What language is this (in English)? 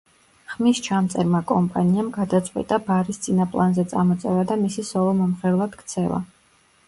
Georgian